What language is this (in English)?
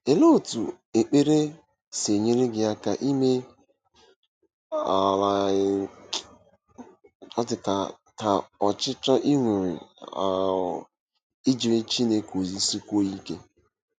Igbo